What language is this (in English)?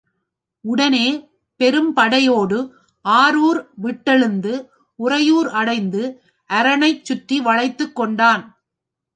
Tamil